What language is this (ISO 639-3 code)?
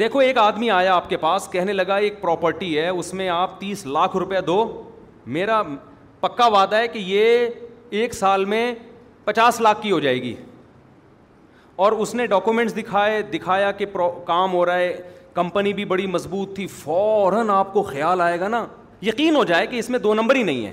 urd